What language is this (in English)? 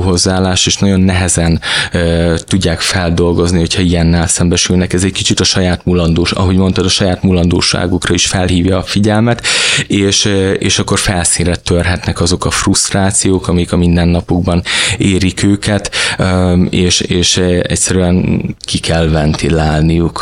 Hungarian